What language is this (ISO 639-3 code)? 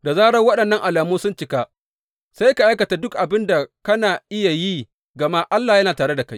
hau